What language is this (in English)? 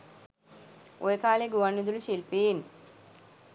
Sinhala